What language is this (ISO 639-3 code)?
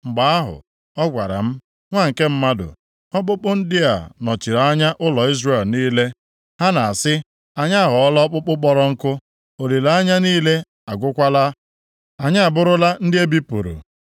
ibo